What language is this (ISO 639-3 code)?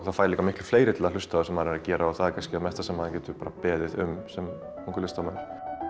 isl